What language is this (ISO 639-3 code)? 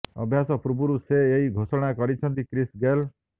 ori